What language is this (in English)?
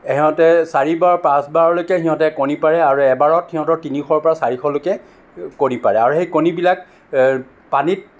Assamese